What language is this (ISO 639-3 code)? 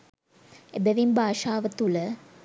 sin